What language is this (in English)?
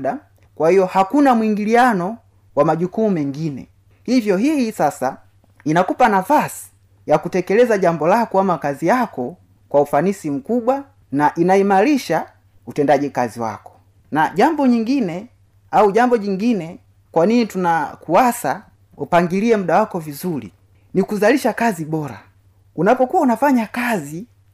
Swahili